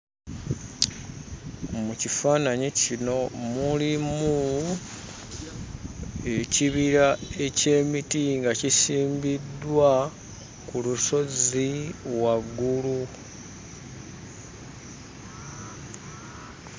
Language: Ganda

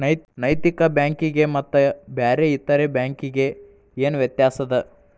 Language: Kannada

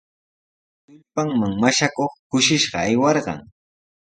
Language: Sihuas Ancash Quechua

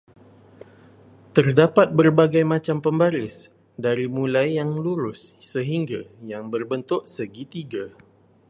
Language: Malay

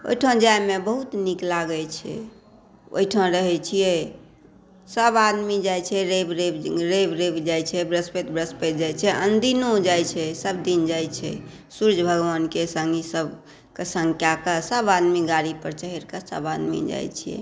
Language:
Maithili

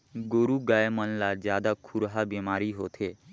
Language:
Chhattisgarhi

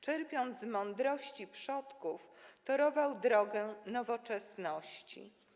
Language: Polish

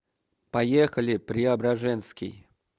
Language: Russian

